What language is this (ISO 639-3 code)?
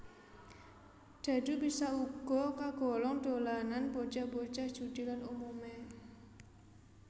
jav